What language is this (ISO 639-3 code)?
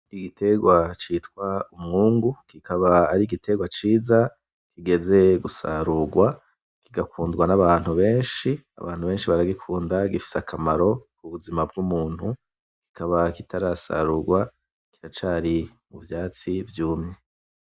run